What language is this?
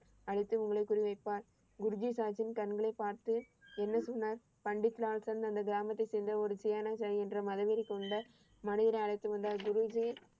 Tamil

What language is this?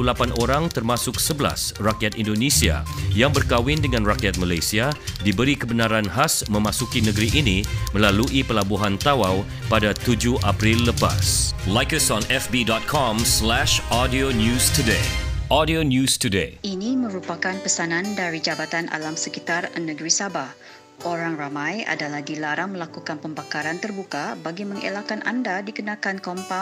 Malay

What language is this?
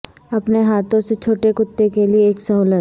Urdu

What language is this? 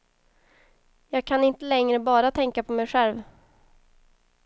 Swedish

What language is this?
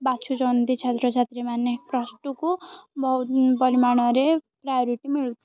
Odia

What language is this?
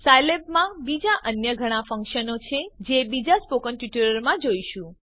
Gujarati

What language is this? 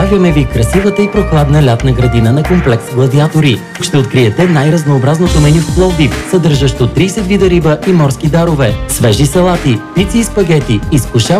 Korean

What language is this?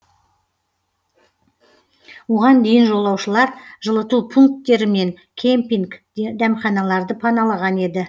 Kazakh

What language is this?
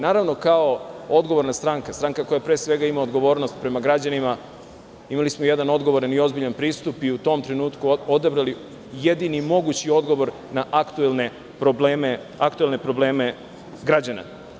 Serbian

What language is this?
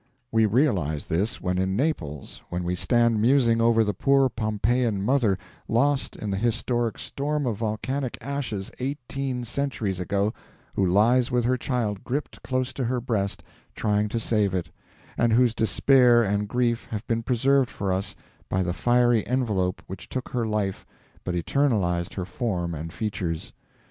English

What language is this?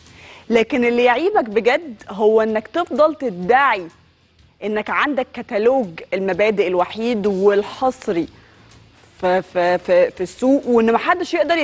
Arabic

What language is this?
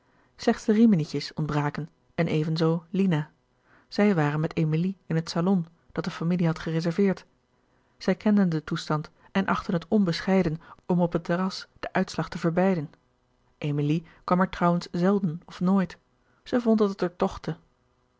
Dutch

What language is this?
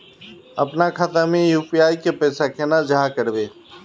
Magahi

